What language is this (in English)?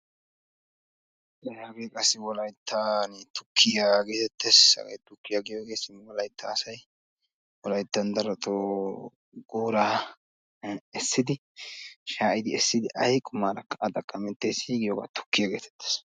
Wolaytta